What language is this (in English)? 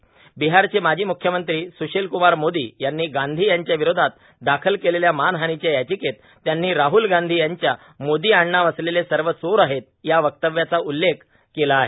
Marathi